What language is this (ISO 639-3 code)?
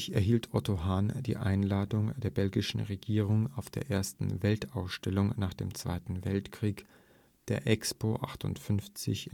deu